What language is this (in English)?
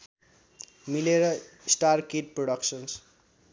Nepali